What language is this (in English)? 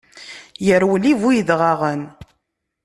Kabyle